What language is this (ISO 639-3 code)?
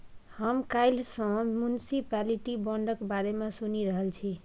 mai